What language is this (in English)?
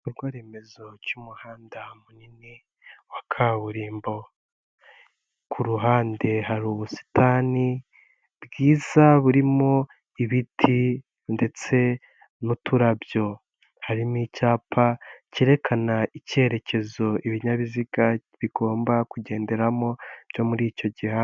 Kinyarwanda